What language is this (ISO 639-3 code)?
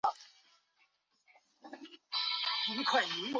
zho